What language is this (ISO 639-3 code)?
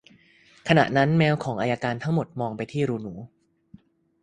tha